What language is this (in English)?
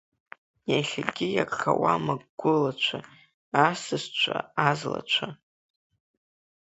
Abkhazian